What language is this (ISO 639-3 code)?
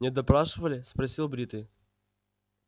rus